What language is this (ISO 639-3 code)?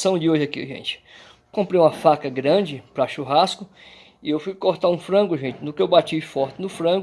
por